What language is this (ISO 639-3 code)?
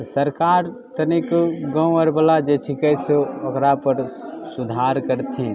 mai